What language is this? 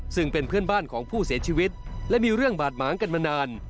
Thai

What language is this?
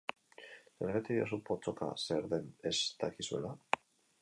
Basque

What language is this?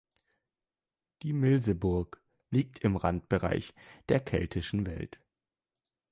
German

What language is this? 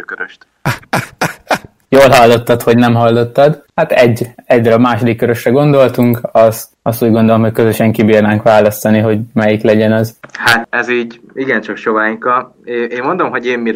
Hungarian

